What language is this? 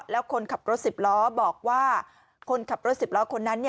Thai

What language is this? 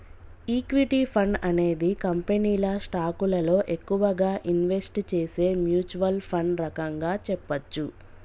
Telugu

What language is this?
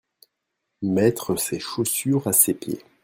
French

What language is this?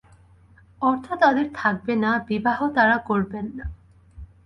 Bangla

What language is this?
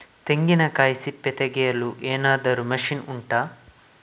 Kannada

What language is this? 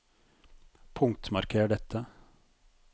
Norwegian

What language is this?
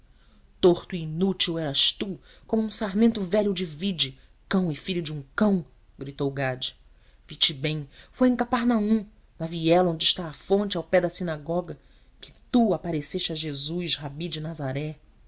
Portuguese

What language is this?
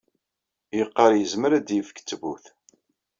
Kabyle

